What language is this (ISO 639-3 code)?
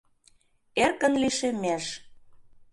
chm